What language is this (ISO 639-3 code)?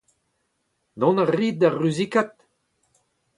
bre